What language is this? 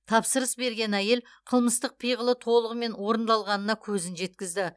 Kazakh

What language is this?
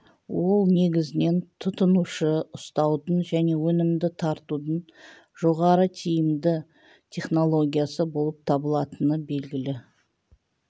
Kazakh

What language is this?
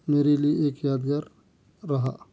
Urdu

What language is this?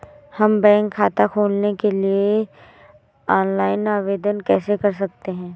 Hindi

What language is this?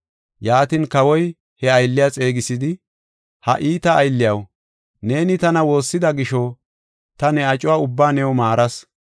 Gofa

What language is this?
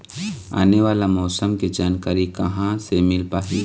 Chhattisgarhi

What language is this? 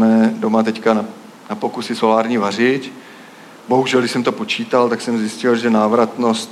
Czech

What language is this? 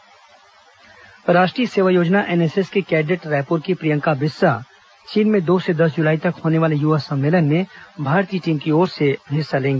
Hindi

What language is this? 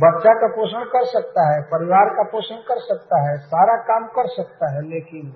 Hindi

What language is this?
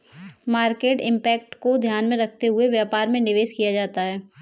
Hindi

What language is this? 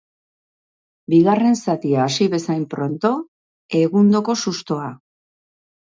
Basque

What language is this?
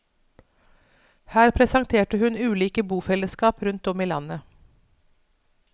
Norwegian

